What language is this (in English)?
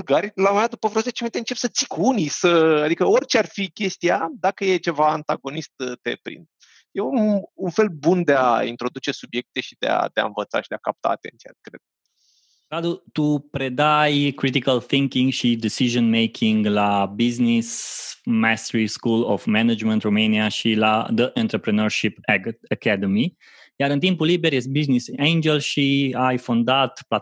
Romanian